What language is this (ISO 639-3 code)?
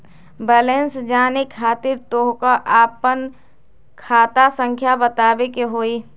mag